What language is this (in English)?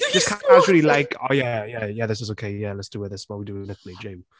English